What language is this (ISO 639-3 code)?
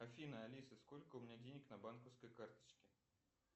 rus